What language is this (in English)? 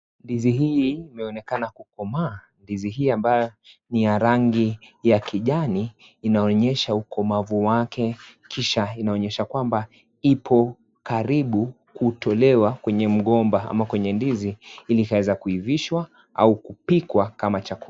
Swahili